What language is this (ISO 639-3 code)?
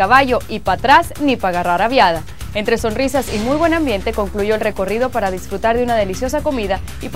spa